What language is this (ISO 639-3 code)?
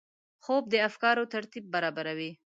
pus